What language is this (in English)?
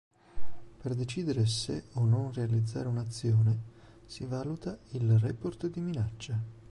Italian